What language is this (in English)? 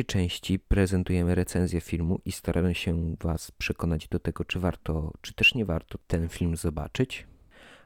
Polish